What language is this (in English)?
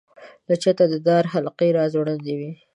Pashto